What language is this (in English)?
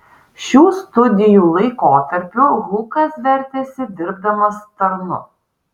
Lithuanian